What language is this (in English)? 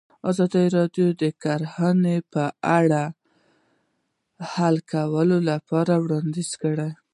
Pashto